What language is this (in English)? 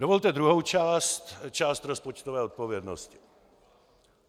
Czech